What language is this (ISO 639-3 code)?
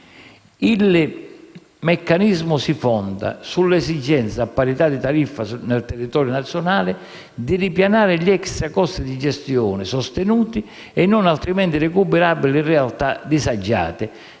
ita